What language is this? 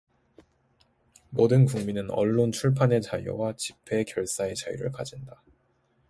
Korean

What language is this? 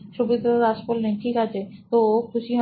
Bangla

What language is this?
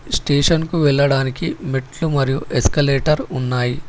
Telugu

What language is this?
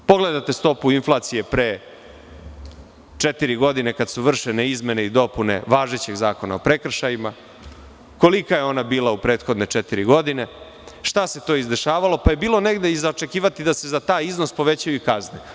Serbian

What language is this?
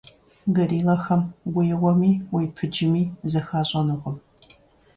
Kabardian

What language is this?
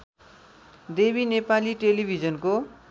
Nepali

